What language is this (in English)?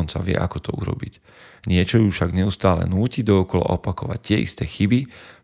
Slovak